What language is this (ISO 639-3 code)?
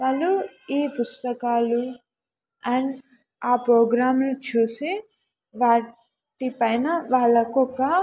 tel